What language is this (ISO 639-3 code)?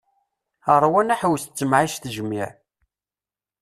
kab